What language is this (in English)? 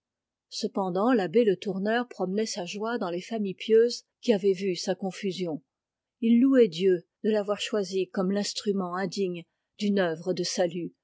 French